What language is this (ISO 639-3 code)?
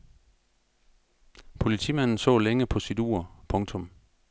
dan